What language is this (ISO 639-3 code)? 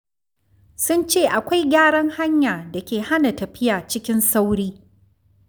hau